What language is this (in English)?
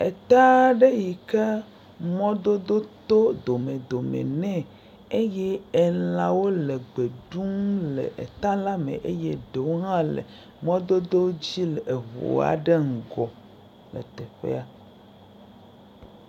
Ewe